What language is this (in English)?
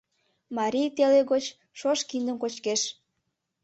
Mari